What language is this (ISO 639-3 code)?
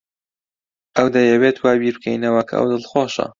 ckb